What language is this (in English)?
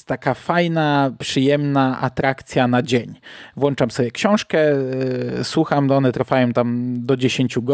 Polish